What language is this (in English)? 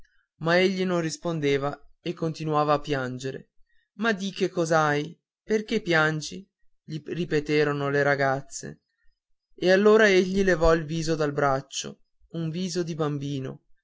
Italian